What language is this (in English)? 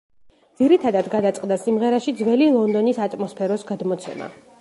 Georgian